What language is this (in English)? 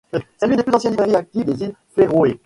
French